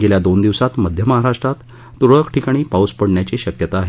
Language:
Marathi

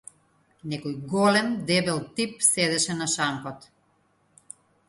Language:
Macedonian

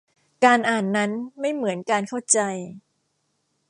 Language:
Thai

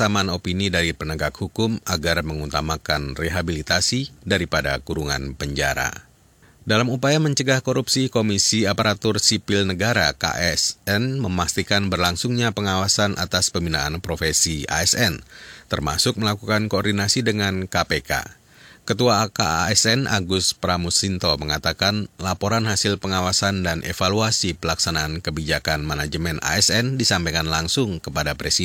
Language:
Indonesian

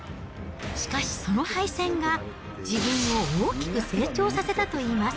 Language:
Japanese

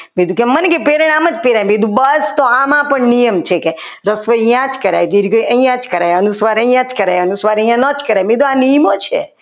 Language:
Gujarati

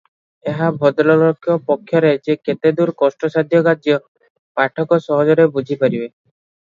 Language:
Odia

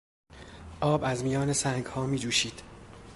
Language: Persian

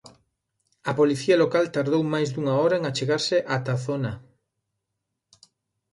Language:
Galician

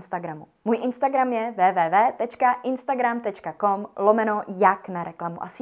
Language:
Czech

